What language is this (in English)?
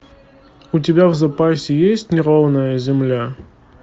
Russian